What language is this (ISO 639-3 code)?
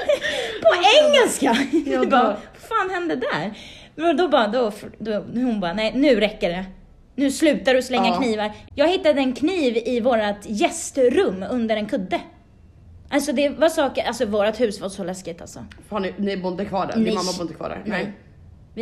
swe